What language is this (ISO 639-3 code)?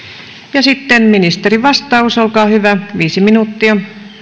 fin